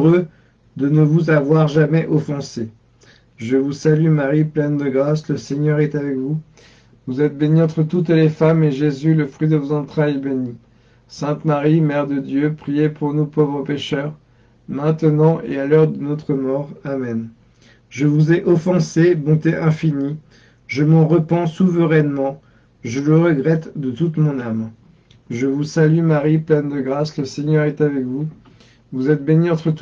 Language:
French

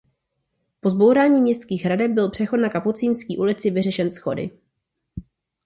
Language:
Czech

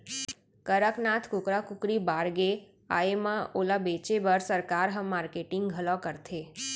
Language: Chhattisgarhi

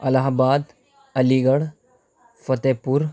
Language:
Urdu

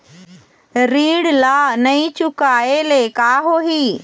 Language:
Chhattisgarhi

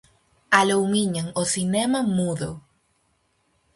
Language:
Galician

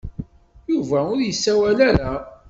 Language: Kabyle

